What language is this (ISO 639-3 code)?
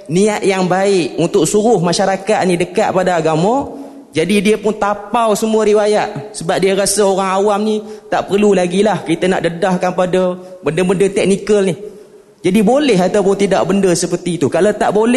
msa